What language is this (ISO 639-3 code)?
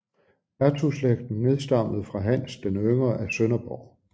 dan